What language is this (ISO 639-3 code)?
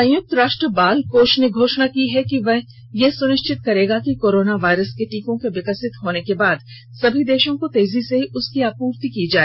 hin